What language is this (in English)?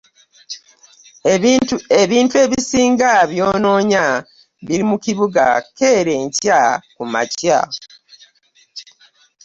Ganda